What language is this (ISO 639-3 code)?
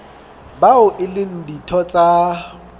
sot